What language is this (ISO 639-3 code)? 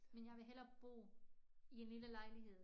dan